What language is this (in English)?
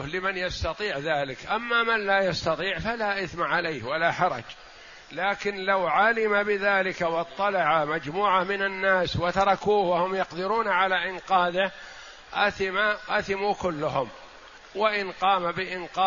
Arabic